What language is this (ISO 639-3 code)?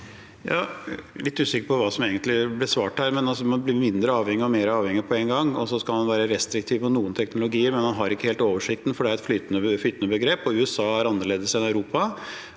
nor